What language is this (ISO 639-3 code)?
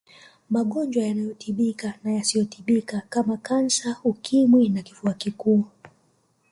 swa